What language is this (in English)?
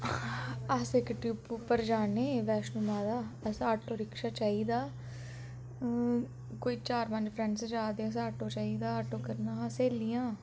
Dogri